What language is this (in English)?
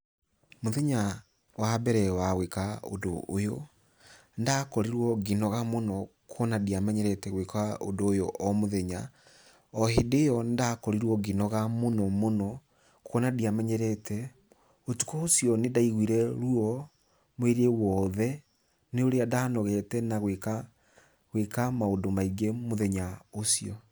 Kikuyu